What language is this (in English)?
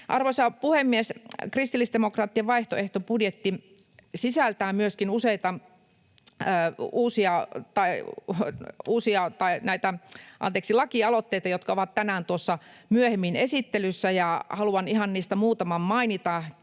Finnish